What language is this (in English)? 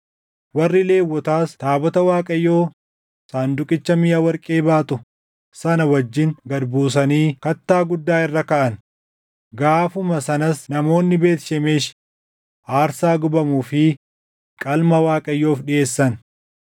Oromo